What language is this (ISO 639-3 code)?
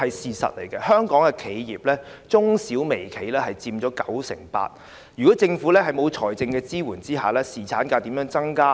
yue